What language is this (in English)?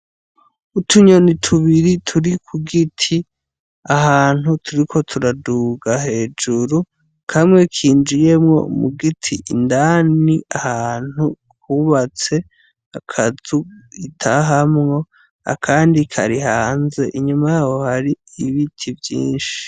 Rundi